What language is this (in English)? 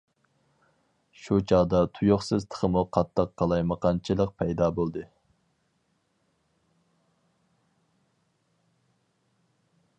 Uyghur